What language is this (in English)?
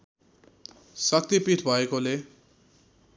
Nepali